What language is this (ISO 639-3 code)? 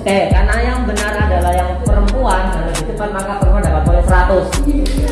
ind